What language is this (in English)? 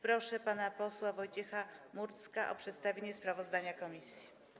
Polish